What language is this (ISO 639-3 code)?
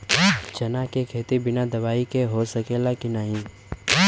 bho